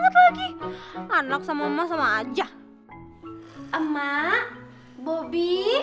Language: Indonesian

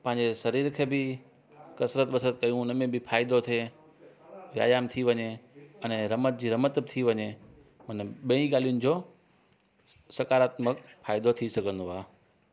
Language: Sindhi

